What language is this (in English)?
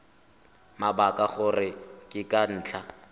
Tswana